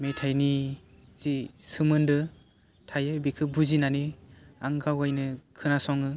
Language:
Bodo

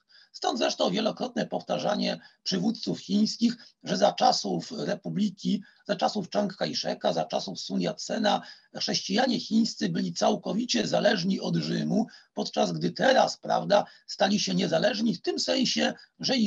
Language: Polish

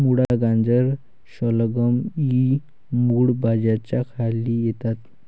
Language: Marathi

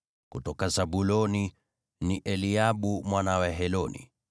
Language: Swahili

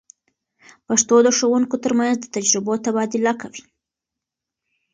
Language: Pashto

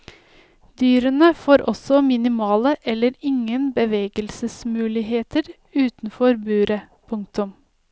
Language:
Norwegian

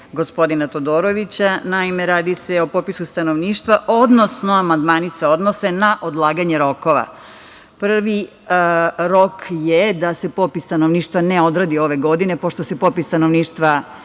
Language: Serbian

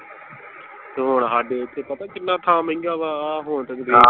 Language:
Punjabi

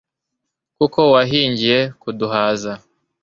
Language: Kinyarwanda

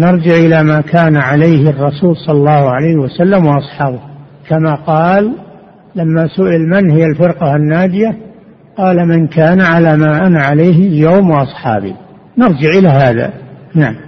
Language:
Arabic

